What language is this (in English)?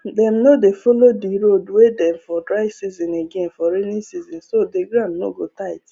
Nigerian Pidgin